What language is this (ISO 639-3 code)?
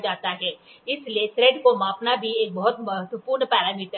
hin